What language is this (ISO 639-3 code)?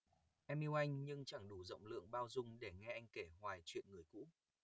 vie